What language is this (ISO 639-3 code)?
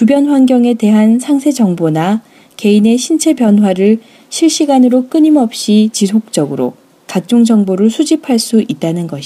kor